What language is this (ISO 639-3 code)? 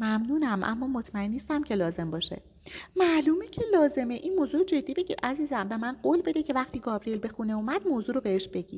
fas